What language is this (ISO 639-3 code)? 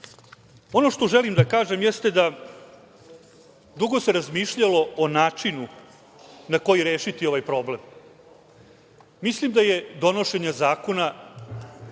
srp